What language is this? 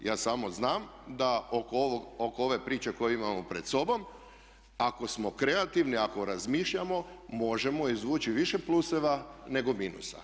Croatian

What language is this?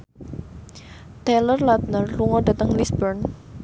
Javanese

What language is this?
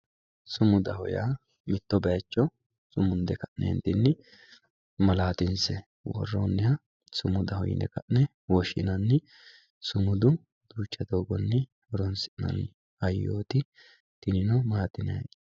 Sidamo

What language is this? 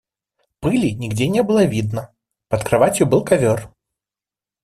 Russian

